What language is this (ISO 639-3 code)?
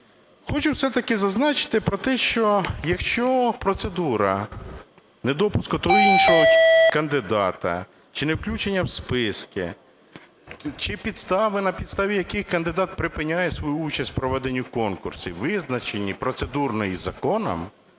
ukr